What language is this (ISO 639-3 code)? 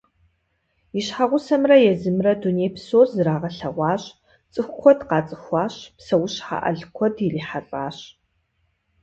kbd